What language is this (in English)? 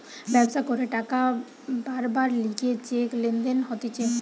Bangla